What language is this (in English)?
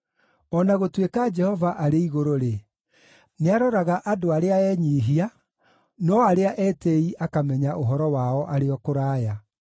Kikuyu